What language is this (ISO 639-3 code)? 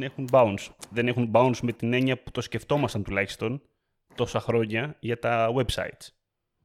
ell